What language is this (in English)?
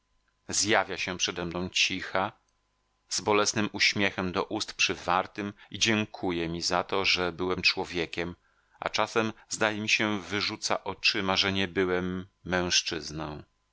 Polish